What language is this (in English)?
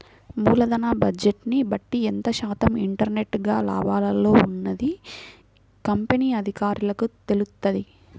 Telugu